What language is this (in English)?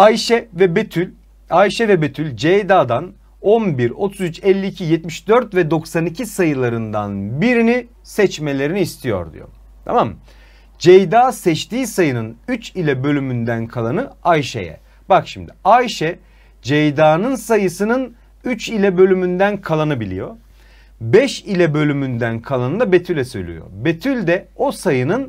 Turkish